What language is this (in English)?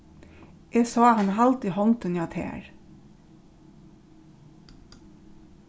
Faroese